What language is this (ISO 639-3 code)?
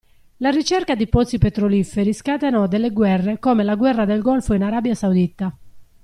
ita